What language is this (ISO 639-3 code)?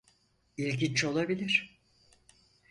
tur